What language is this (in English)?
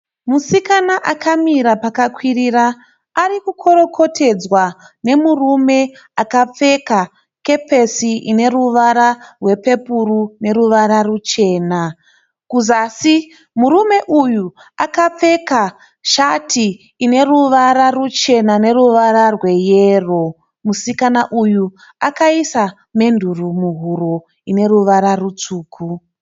Shona